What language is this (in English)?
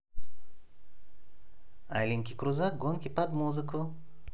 Russian